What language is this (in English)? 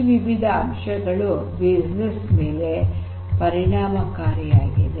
Kannada